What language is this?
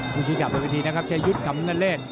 Thai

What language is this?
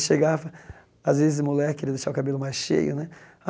Portuguese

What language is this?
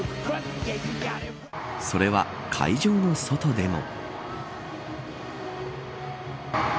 Japanese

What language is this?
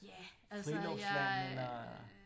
Danish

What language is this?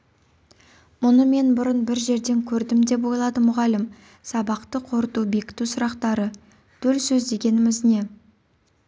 Kazakh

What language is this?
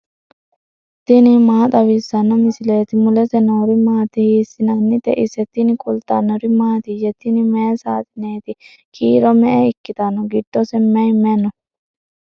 Sidamo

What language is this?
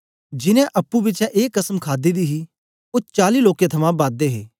Dogri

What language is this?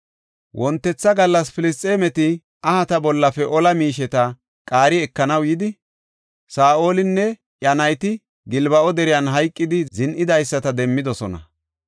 Gofa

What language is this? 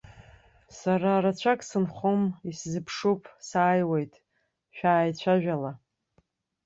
Abkhazian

